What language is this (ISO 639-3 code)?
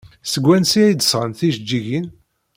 kab